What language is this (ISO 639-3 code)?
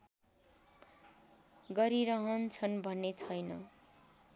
nep